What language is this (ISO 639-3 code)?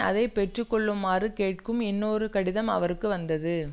tam